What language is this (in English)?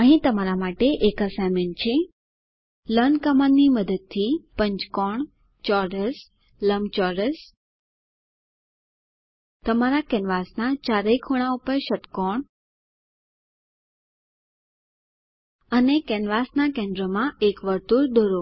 Gujarati